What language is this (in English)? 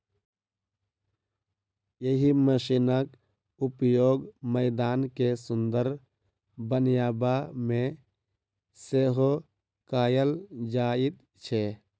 Maithili